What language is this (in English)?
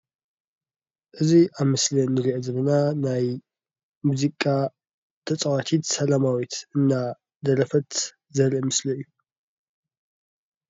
Tigrinya